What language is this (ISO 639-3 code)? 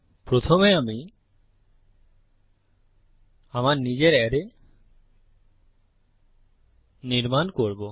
ben